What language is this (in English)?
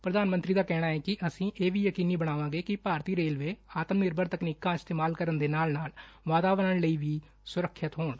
Punjabi